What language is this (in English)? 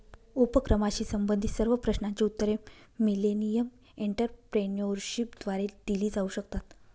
Marathi